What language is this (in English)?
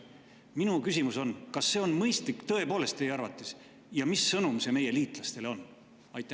Estonian